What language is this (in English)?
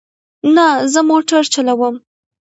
Pashto